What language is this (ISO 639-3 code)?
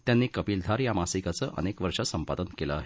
mar